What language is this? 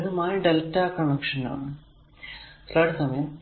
Malayalam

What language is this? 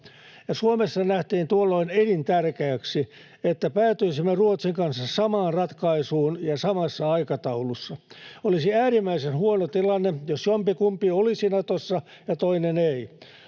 Finnish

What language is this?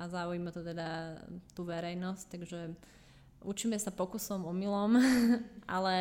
Slovak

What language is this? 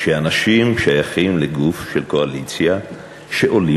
Hebrew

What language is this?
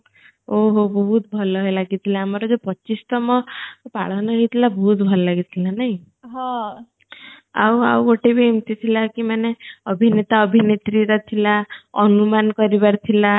Odia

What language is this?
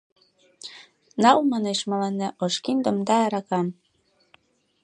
Mari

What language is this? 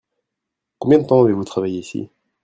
French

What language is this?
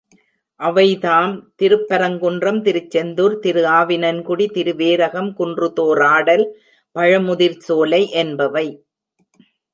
Tamil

